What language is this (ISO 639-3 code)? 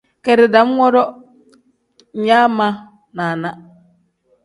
kdh